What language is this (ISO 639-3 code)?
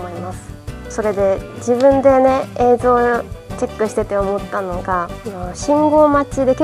jpn